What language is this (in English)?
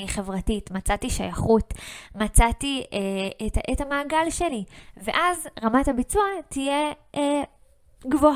Hebrew